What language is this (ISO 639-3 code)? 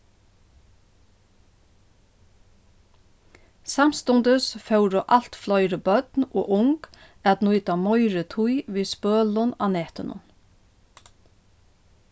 fao